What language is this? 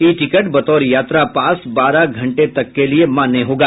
Hindi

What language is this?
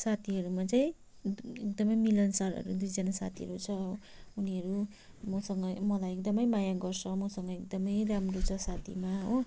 Nepali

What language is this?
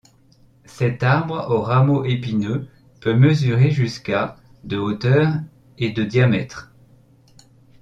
French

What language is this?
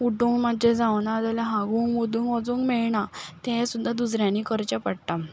Konkani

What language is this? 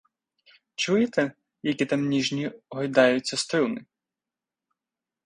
Ukrainian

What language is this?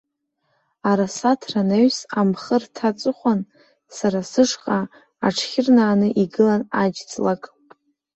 Abkhazian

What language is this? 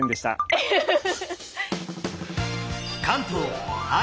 Japanese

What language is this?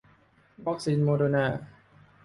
Thai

